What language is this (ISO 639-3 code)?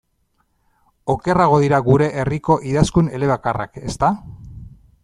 eus